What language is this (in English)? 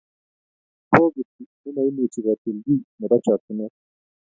Kalenjin